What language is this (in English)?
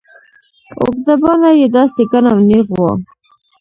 Pashto